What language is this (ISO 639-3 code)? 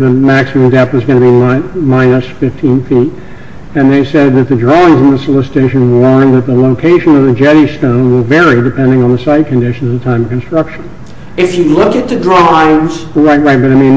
eng